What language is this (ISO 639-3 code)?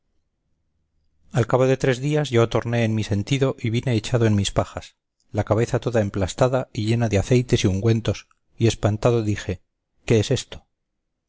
spa